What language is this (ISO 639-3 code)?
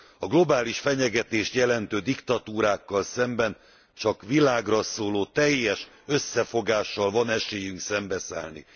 hun